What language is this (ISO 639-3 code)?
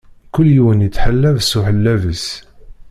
kab